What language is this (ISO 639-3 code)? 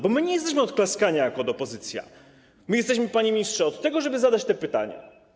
pol